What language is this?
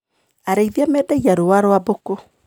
Kikuyu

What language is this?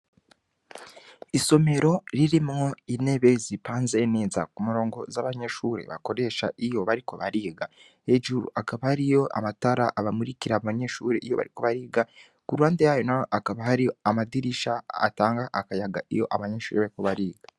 Rundi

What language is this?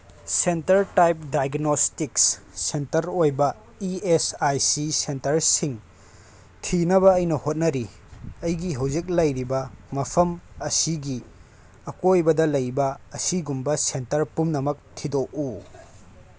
Manipuri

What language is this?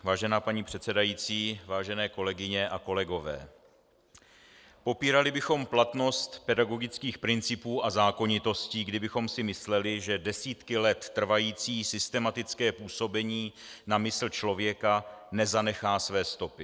Czech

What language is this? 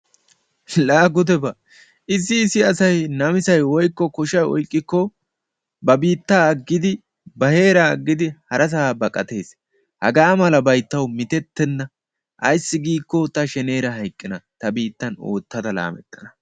Wolaytta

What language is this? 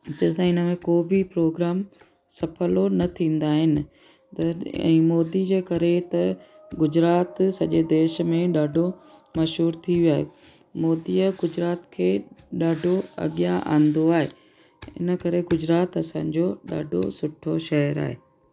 Sindhi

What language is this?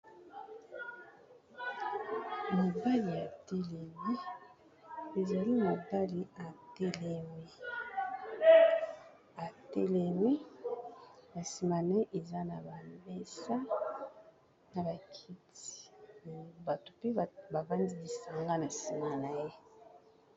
Lingala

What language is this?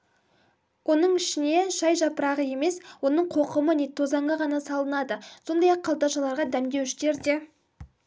Kazakh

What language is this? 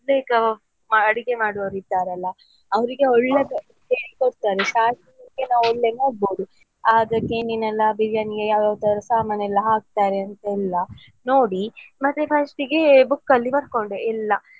Kannada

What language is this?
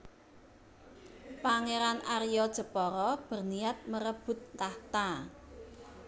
Javanese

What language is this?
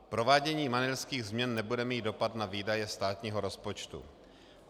Czech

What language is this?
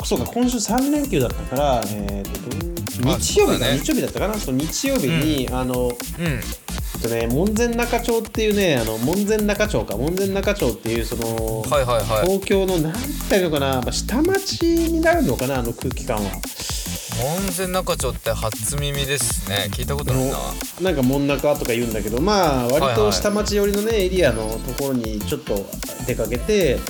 Japanese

